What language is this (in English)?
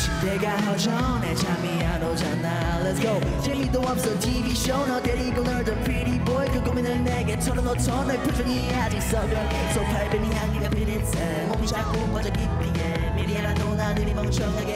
Korean